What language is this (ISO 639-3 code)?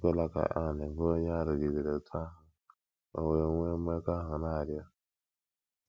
ibo